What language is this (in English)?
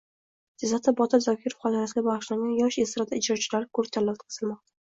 Uzbek